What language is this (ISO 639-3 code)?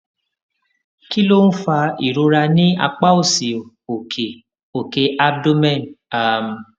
yor